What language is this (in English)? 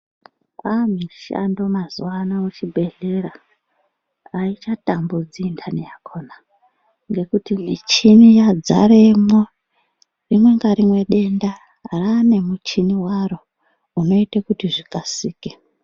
Ndau